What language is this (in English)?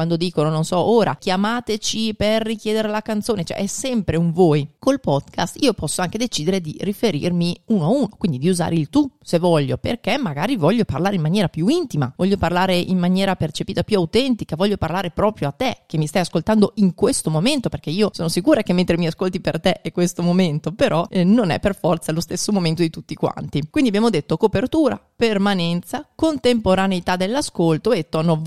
Italian